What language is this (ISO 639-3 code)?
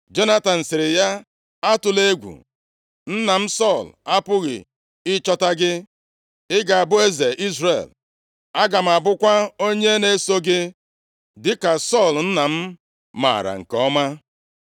ibo